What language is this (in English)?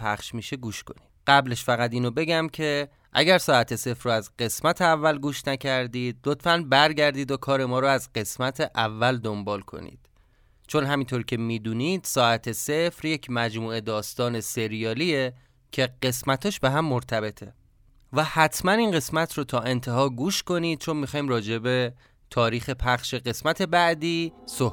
Persian